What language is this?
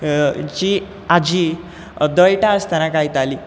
Konkani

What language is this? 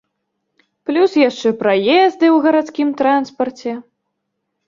Belarusian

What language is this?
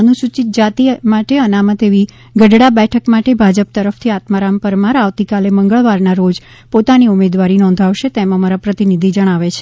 Gujarati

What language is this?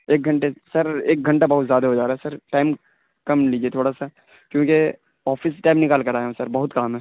Urdu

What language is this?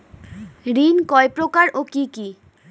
Bangla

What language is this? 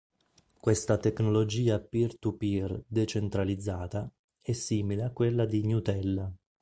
Italian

